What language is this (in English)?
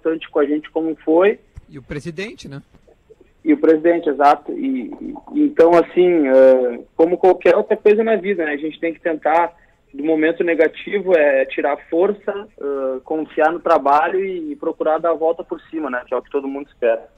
Portuguese